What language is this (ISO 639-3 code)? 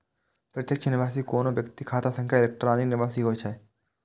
mai